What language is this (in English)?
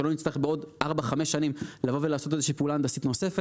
Hebrew